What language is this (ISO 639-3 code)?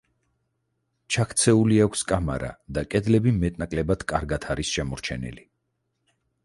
kat